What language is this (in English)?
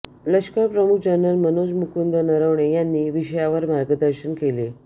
Marathi